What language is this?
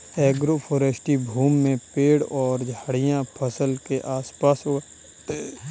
Hindi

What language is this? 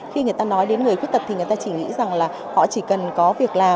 Vietnamese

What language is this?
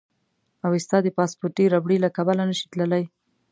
Pashto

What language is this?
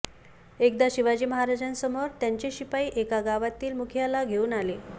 Marathi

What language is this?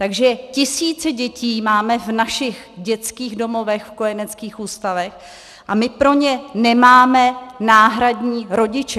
Czech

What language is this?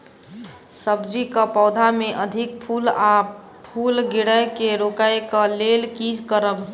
Maithili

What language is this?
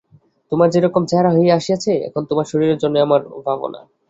Bangla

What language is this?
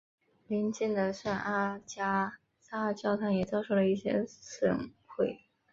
Chinese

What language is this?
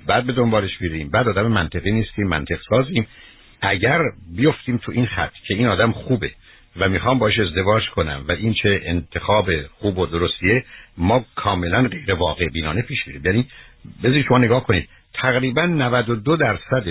Persian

